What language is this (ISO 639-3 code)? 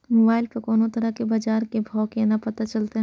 mai